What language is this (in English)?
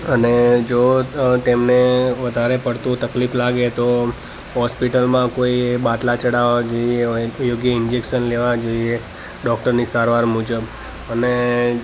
Gujarati